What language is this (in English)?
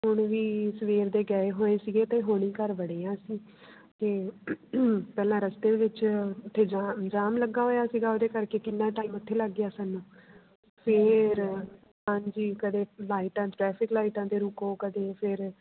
Punjabi